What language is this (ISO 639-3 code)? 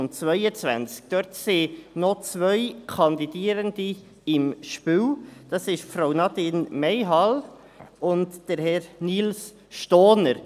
gsw